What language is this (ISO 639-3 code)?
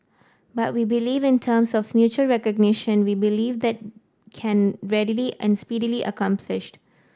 eng